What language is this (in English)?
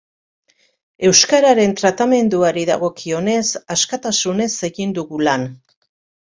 Basque